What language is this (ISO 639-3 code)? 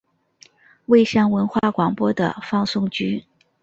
zho